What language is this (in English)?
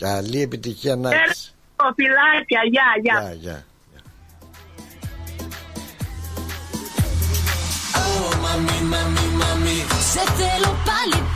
Greek